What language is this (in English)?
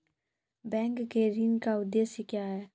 Maithili